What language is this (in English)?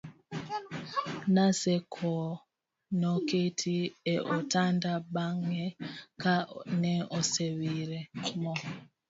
Luo (Kenya and Tanzania)